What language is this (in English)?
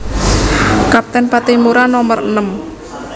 Javanese